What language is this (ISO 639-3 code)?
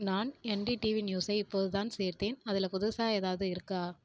tam